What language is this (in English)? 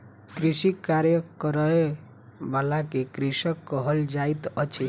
Maithili